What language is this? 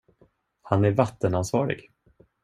Swedish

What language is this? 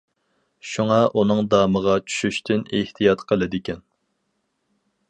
Uyghur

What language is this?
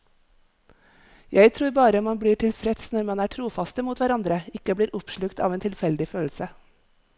Norwegian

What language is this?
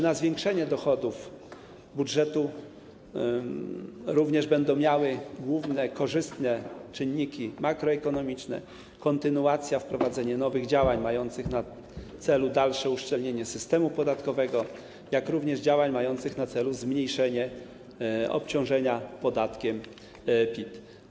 Polish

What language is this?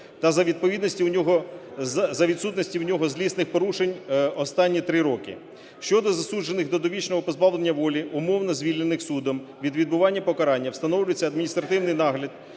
Ukrainian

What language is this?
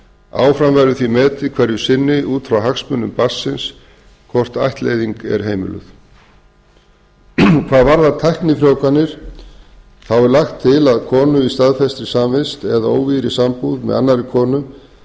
Icelandic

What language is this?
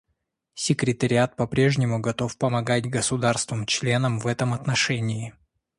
Russian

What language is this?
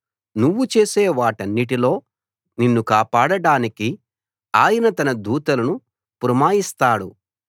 Telugu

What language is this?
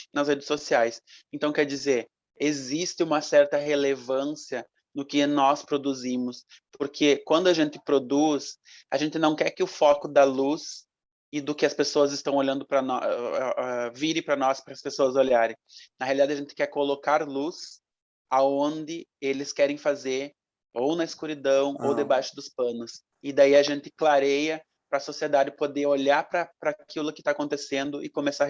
Portuguese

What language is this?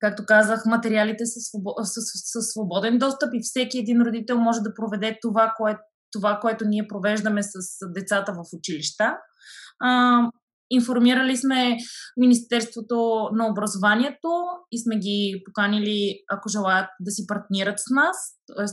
Bulgarian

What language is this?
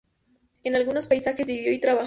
Spanish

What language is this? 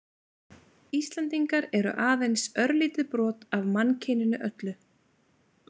Icelandic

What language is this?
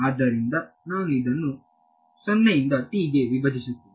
Kannada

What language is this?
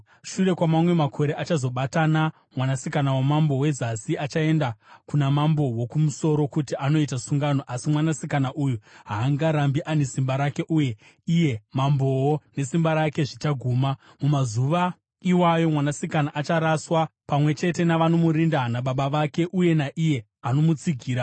Shona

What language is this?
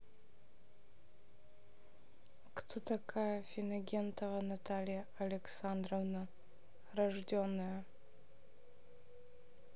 Russian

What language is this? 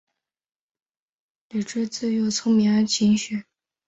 Chinese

